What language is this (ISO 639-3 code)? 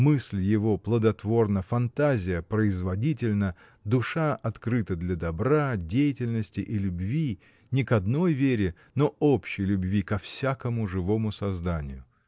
rus